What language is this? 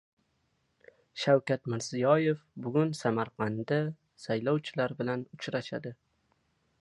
Uzbek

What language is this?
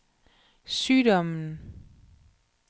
Danish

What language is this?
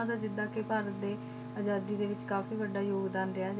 Punjabi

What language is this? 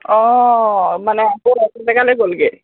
Assamese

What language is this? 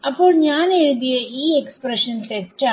Malayalam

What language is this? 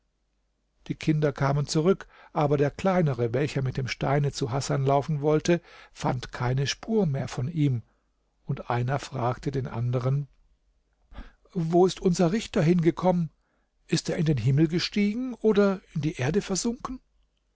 German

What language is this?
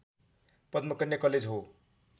Nepali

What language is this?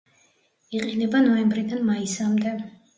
Georgian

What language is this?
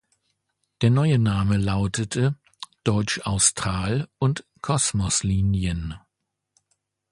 German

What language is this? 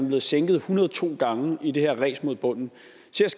Danish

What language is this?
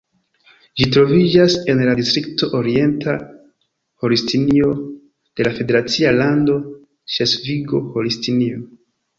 Esperanto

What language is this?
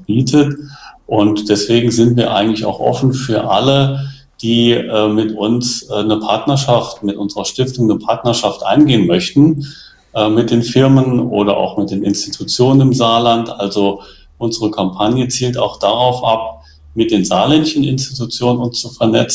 German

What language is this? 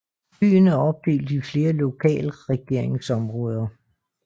Danish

